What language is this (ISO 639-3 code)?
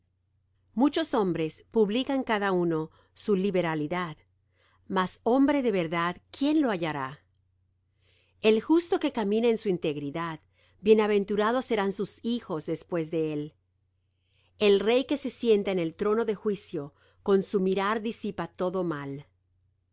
spa